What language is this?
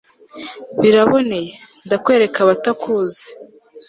Kinyarwanda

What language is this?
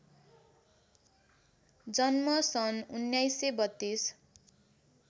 Nepali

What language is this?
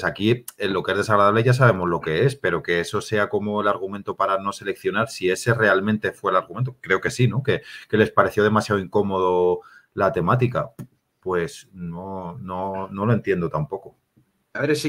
Spanish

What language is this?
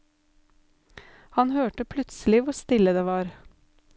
Norwegian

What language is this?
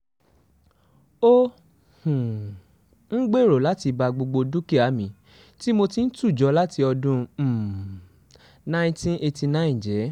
Yoruba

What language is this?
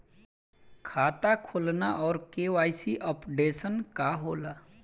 Bhojpuri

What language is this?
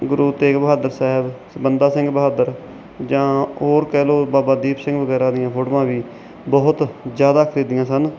Punjabi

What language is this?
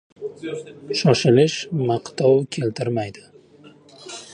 Uzbek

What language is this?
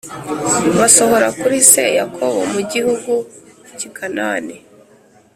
Kinyarwanda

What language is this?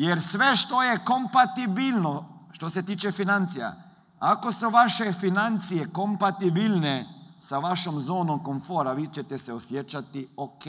Croatian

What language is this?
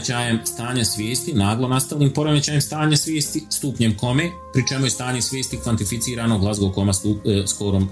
Croatian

